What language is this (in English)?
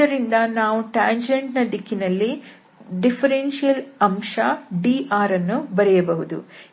Kannada